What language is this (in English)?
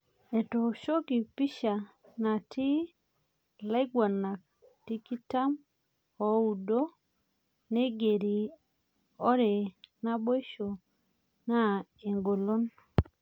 Masai